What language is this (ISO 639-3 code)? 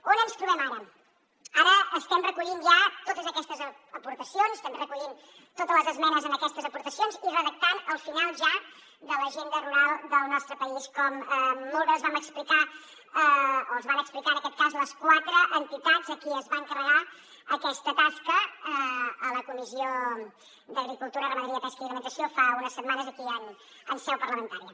cat